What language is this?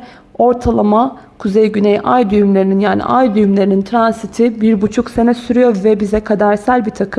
Turkish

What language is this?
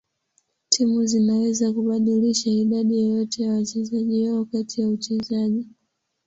Swahili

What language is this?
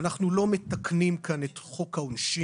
Hebrew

